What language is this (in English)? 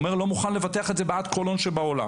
Hebrew